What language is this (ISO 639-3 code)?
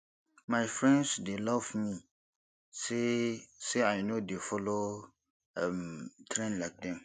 pcm